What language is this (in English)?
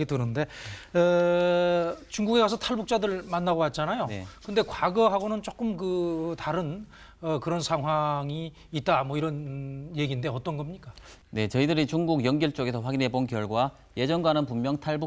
Korean